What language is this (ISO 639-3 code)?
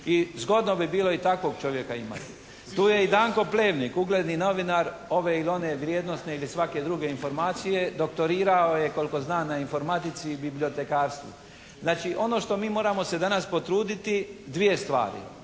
hrv